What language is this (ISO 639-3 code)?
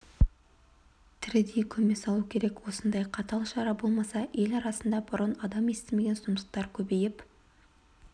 kaz